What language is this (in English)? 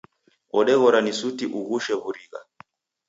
Taita